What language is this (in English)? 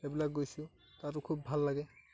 Assamese